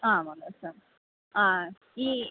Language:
Malayalam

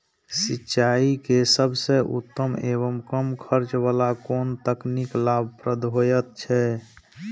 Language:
Maithili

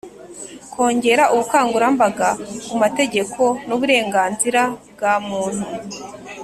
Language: Kinyarwanda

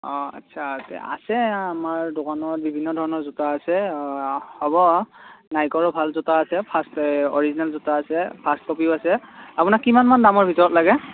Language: Assamese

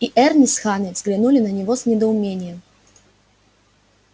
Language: Russian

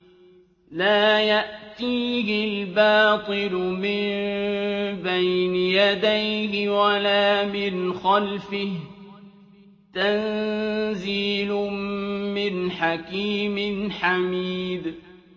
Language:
Arabic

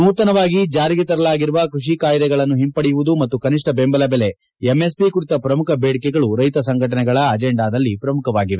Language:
Kannada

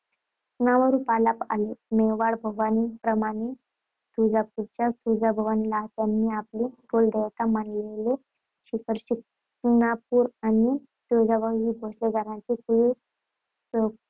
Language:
Marathi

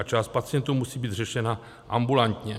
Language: Czech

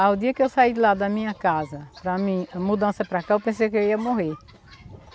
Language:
Portuguese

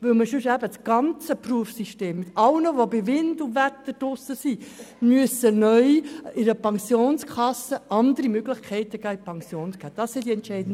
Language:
Swiss German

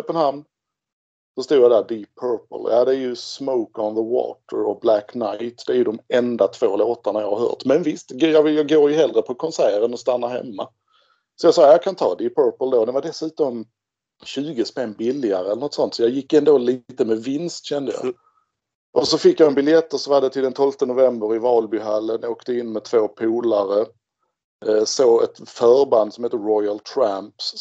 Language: Swedish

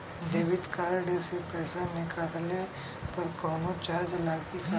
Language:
Bhojpuri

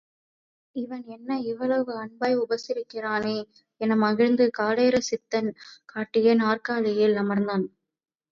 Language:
Tamil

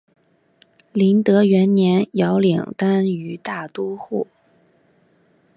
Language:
Chinese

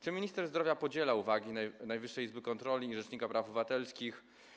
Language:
Polish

